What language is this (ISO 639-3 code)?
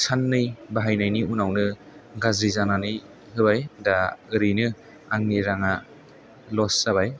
brx